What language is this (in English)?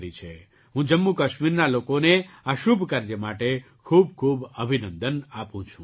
Gujarati